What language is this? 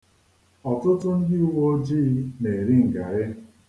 Igbo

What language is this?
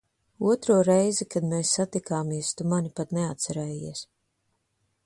Latvian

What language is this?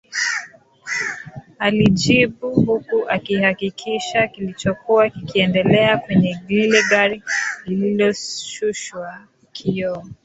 Swahili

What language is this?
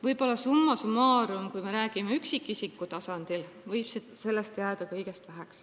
Estonian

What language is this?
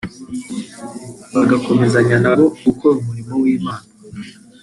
Kinyarwanda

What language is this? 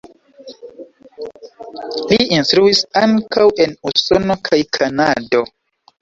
Esperanto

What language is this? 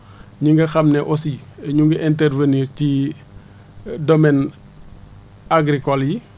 Wolof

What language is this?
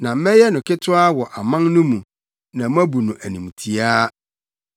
Akan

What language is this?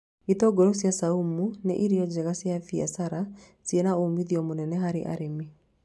Kikuyu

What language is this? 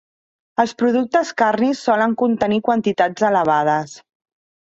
Catalan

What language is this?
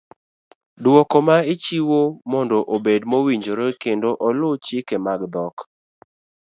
Luo (Kenya and Tanzania)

